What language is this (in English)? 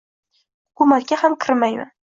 Uzbek